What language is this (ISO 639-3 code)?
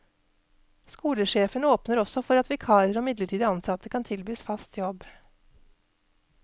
nor